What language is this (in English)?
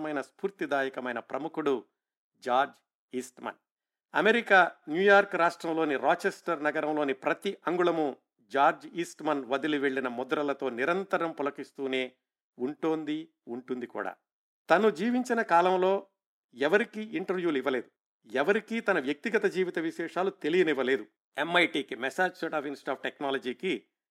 Telugu